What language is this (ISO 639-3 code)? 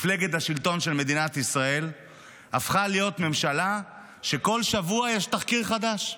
heb